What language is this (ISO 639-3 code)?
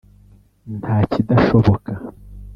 kin